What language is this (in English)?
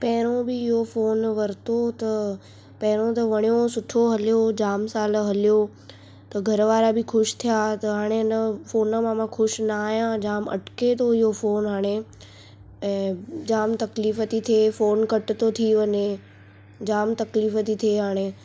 Sindhi